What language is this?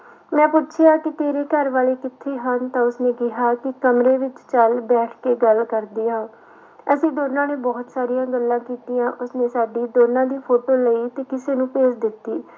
Punjabi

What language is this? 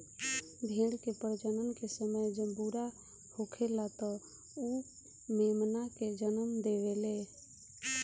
Bhojpuri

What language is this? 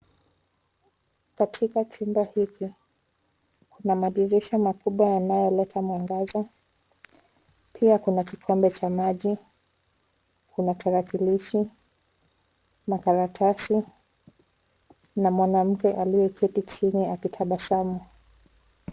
Swahili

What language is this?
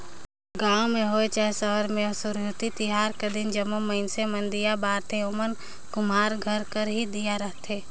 Chhattisgarhi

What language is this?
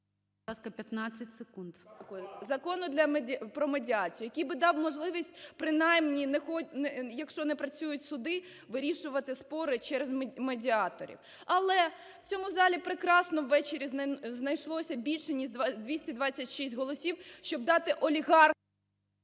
Ukrainian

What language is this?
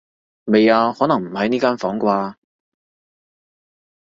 Cantonese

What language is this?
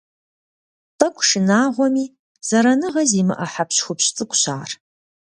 Kabardian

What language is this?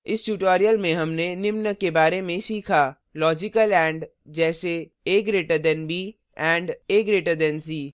Hindi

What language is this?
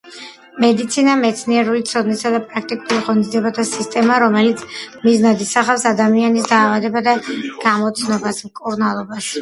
Georgian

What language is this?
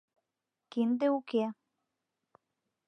Mari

